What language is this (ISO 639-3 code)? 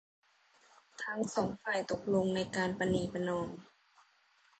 tha